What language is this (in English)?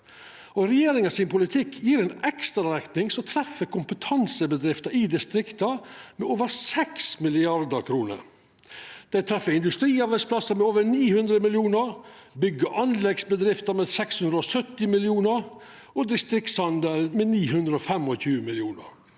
Norwegian